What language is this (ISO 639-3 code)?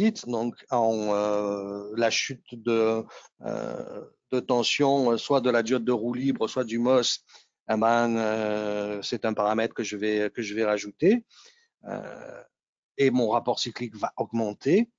fra